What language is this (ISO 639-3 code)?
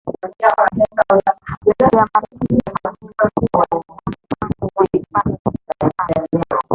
swa